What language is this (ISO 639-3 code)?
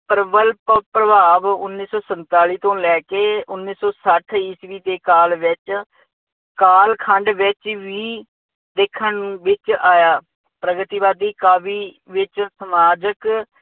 pan